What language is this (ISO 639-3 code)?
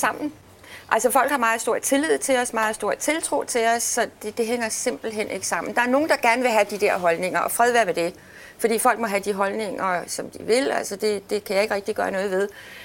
dan